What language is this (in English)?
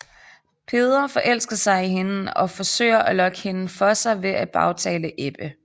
Danish